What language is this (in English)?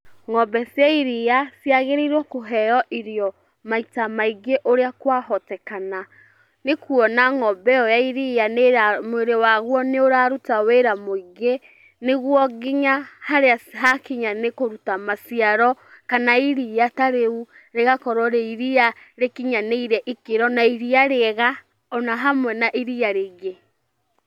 Kikuyu